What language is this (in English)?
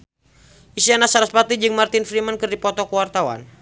Sundanese